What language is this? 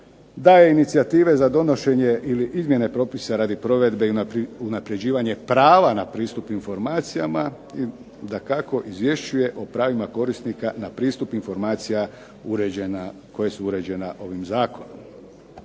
Croatian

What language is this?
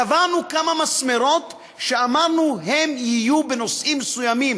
Hebrew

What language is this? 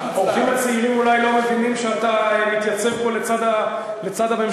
Hebrew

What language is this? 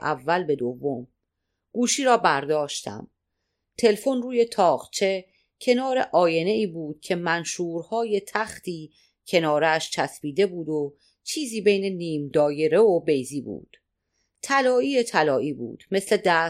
Persian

